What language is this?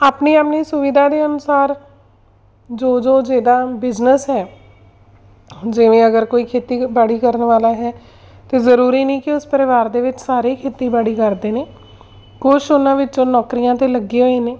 Punjabi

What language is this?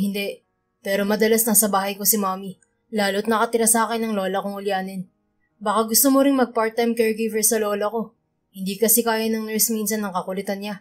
Filipino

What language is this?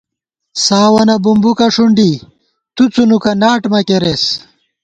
Gawar-Bati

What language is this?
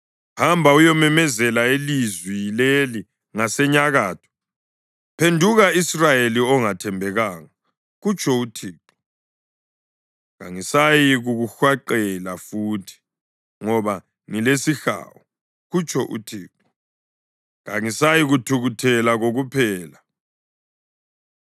North Ndebele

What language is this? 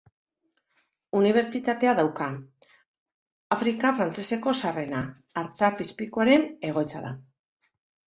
Basque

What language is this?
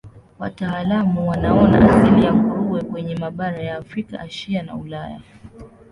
Swahili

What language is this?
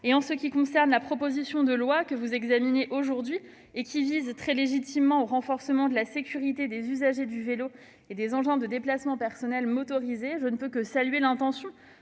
French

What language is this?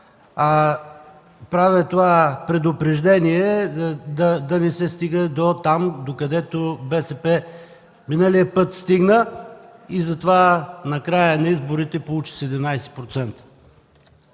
Bulgarian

